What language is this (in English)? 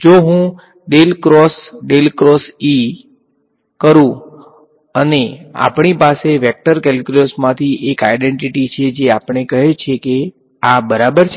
Gujarati